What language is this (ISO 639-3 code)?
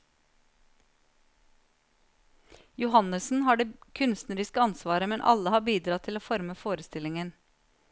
nor